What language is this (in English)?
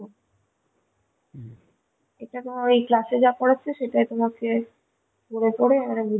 Bangla